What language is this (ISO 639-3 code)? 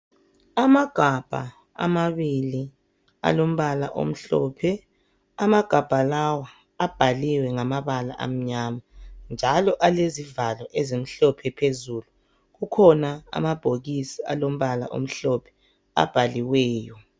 nde